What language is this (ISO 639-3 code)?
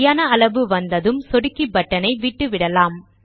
tam